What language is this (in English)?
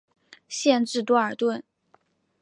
Chinese